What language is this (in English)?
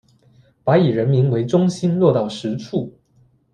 Chinese